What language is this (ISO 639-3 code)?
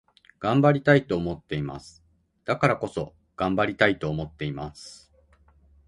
jpn